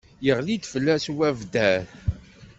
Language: Kabyle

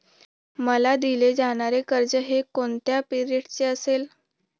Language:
Marathi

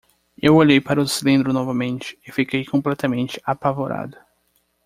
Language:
Portuguese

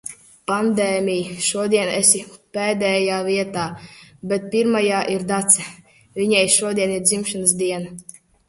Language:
Latvian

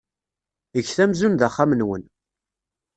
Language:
Kabyle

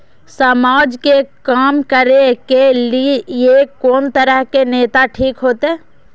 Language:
Maithili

